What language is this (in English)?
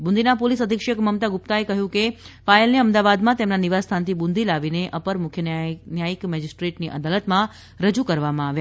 Gujarati